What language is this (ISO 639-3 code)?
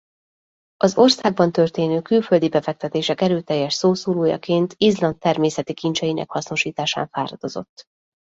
hun